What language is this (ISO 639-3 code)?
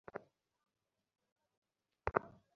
ben